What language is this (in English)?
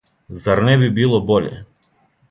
Serbian